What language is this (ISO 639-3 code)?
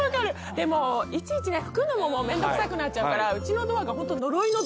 jpn